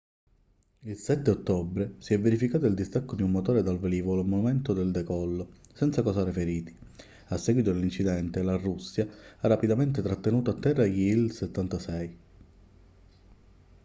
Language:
Italian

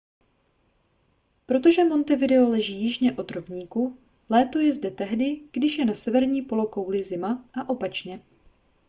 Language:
Czech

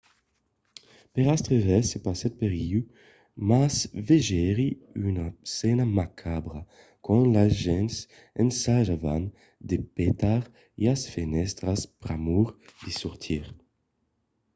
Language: Occitan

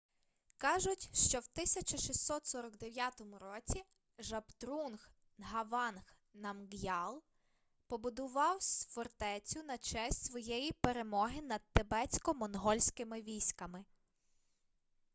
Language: Ukrainian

